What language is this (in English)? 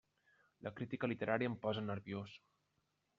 Catalan